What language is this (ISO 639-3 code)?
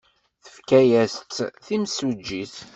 kab